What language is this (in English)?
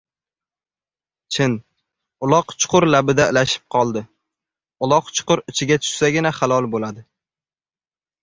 Uzbek